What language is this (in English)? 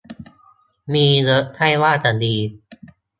Thai